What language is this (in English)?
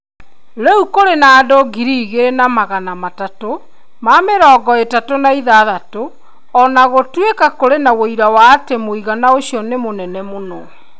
Kikuyu